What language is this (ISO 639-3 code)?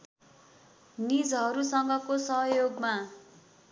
nep